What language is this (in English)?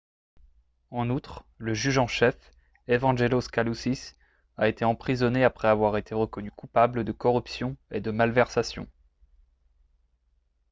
French